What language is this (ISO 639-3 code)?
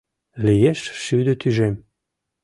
chm